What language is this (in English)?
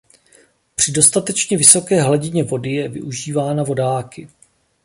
Czech